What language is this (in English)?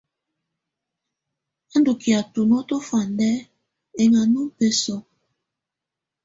Tunen